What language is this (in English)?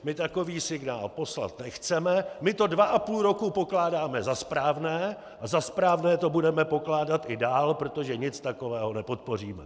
Czech